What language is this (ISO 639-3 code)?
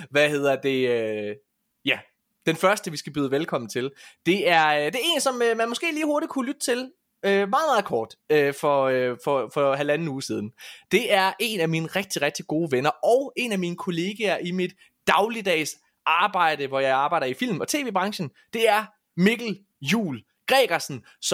dan